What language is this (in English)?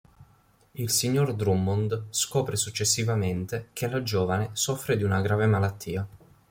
Italian